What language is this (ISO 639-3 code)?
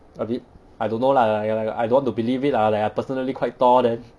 eng